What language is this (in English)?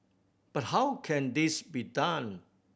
English